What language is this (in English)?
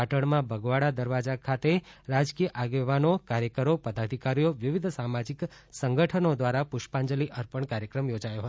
Gujarati